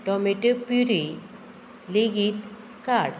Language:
Konkani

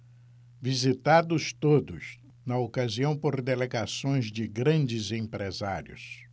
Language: Portuguese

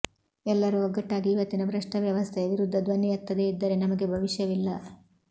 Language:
Kannada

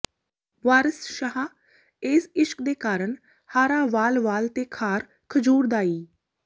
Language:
Punjabi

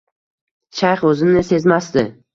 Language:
Uzbek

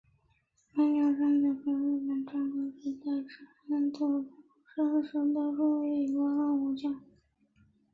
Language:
Chinese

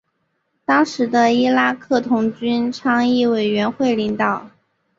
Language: Chinese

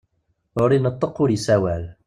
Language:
Kabyle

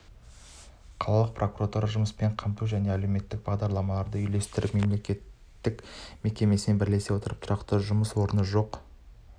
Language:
Kazakh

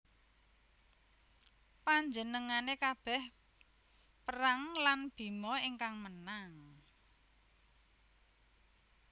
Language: Javanese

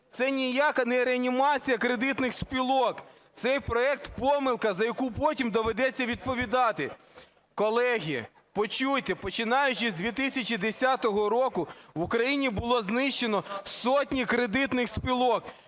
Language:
Ukrainian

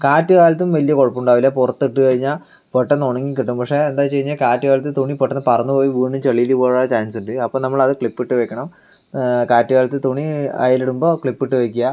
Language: Malayalam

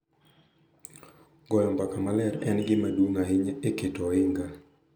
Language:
Luo (Kenya and Tanzania)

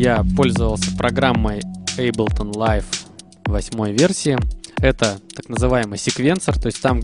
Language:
Russian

